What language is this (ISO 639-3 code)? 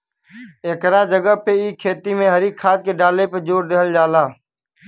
bho